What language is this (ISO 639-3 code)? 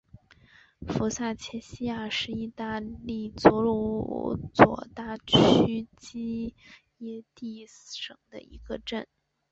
zho